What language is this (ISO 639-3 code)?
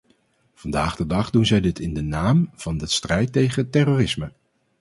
nld